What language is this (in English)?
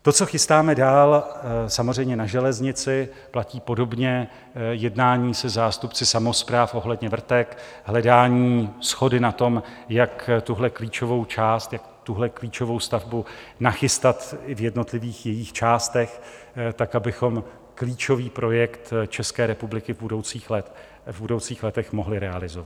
Czech